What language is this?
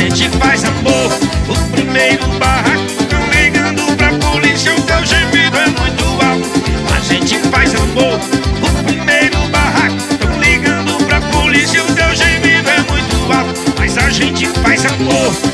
Portuguese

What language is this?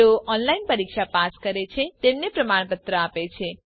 Gujarati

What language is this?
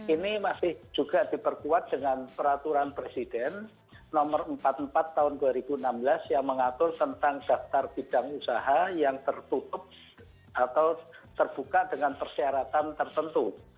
Indonesian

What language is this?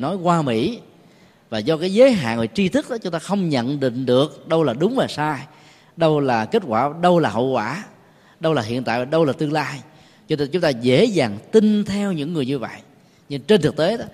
Vietnamese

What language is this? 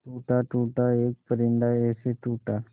Hindi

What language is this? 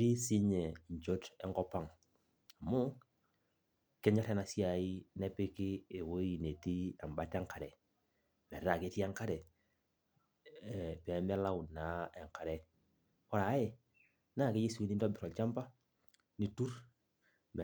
Masai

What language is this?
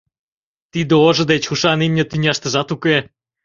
Mari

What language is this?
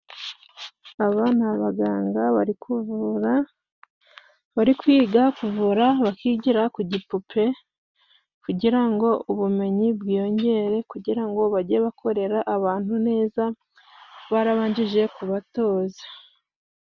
Kinyarwanda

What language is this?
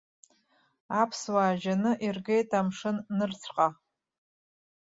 Abkhazian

